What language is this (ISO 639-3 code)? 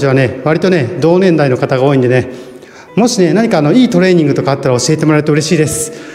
jpn